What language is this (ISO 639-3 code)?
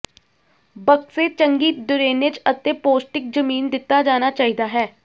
pan